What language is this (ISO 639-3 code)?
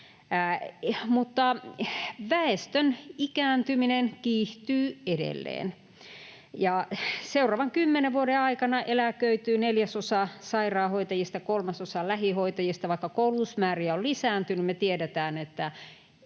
fin